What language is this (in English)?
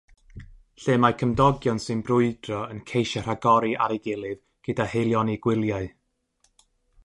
Welsh